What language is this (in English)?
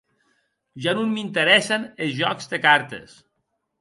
Occitan